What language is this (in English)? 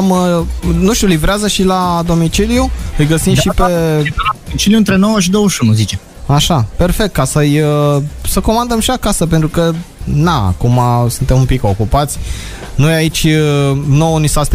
Romanian